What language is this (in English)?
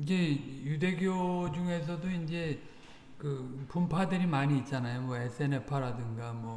Korean